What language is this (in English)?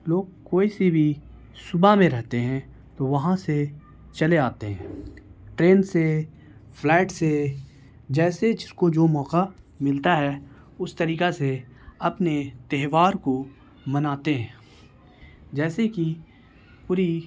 Urdu